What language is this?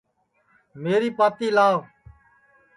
Sansi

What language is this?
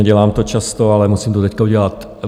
Czech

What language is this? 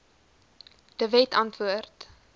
Afrikaans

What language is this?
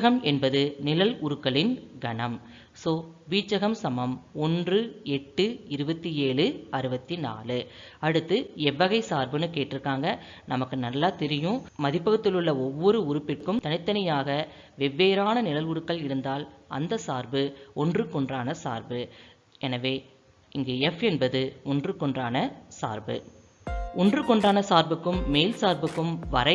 Tamil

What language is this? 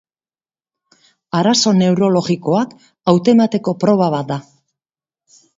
Basque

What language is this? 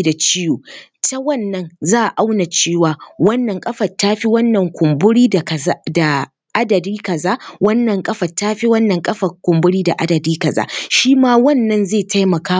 Hausa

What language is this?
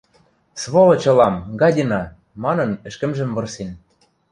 Western Mari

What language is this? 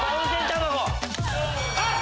Japanese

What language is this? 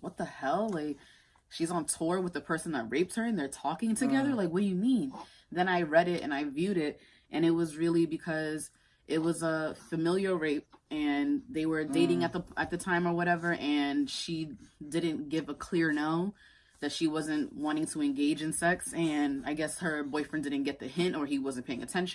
English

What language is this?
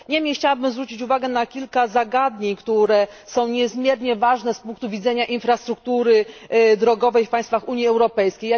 Polish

